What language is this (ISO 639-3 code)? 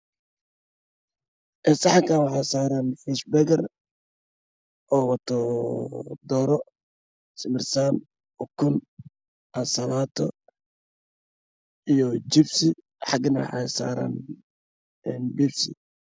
som